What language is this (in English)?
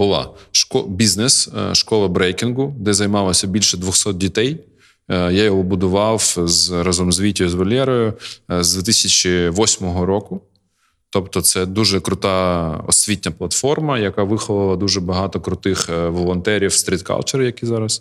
Ukrainian